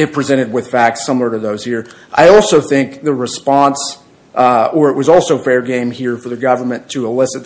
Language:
English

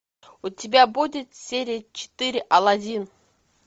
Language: Russian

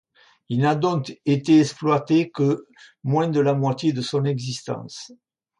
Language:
French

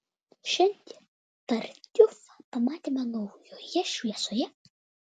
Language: Lithuanian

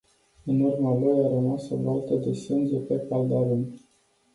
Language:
Romanian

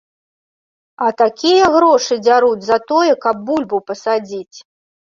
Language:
Belarusian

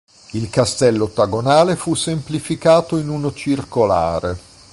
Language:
Italian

